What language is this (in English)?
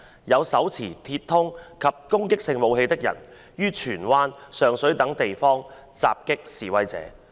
Cantonese